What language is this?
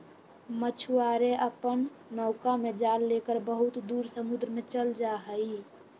Magahi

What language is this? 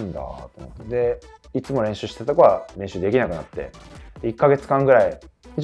Japanese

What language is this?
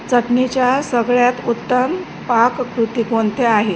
Marathi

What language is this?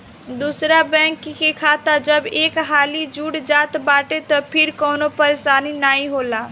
Bhojpuri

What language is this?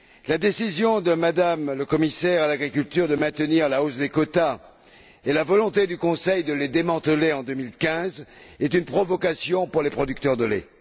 French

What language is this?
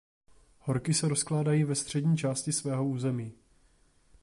Czech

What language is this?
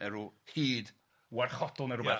Welsh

